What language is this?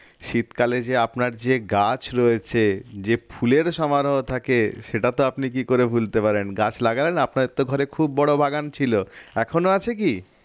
Bangla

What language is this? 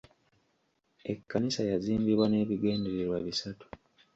Ganda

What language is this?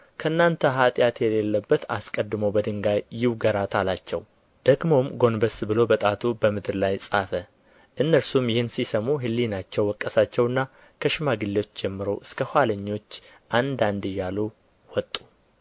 Amharic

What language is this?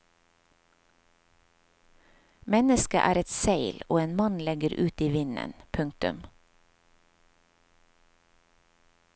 Norwegian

